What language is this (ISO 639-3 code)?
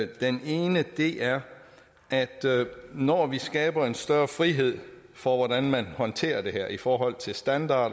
dan